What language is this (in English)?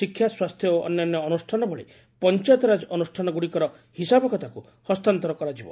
Odia